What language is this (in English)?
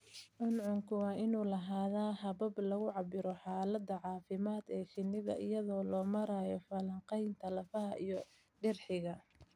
Somali